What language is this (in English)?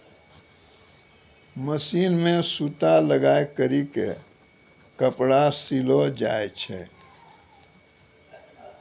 Maithili